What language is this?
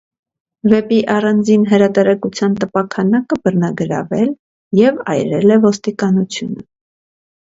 Armenian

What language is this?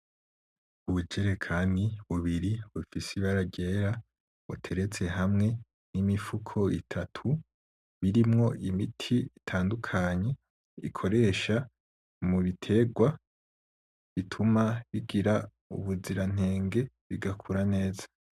Rundi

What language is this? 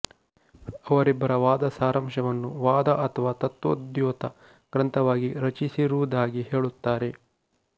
Kannada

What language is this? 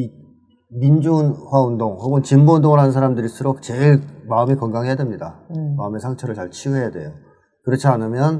Korean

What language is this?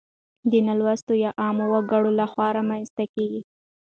Pashto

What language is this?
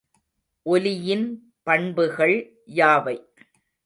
Tamil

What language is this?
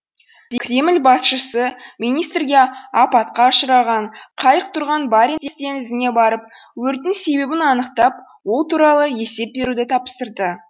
Kazakh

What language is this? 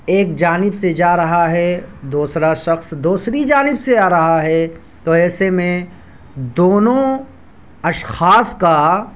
Urdu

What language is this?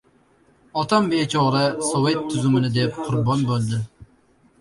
Uzbek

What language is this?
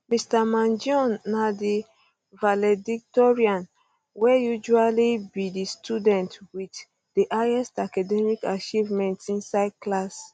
Nigerian Pidgin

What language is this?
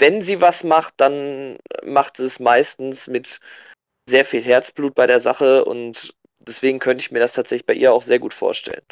German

